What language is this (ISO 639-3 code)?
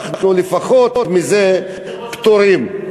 heb